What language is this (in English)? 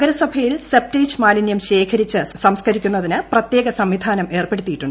Malayalam